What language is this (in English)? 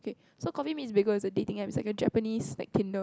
English